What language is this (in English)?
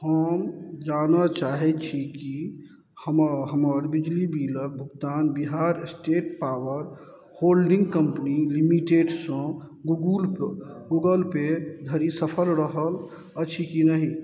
Maithili